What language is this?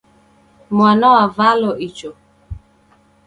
Taita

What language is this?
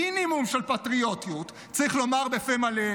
Hebrew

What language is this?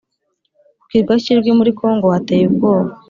Kinyarwanda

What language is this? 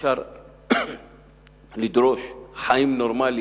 Hebrew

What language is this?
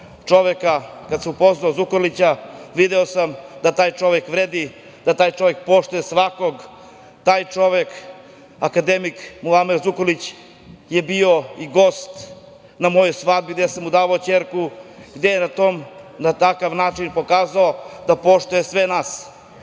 Serbian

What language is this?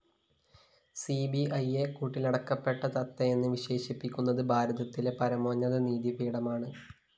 Malayalam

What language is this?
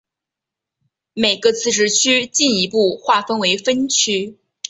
Chinese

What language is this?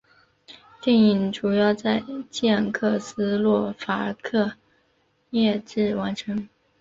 Chinese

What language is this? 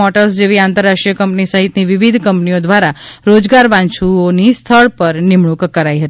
Gujarati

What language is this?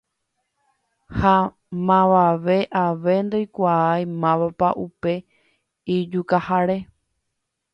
Guarani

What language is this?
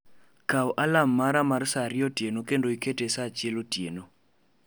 Luo (Kenya and Tanzania)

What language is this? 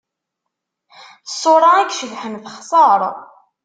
Kabyle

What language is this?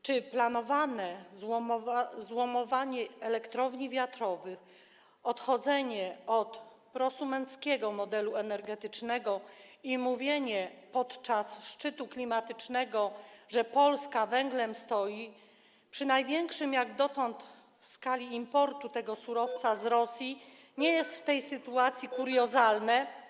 Polish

